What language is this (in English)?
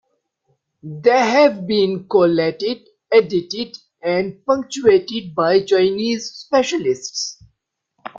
English